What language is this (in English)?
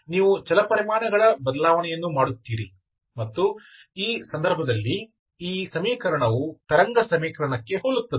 Kannada